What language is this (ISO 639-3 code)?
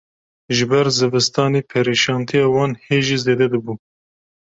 kur